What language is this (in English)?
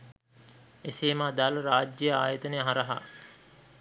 Sinhala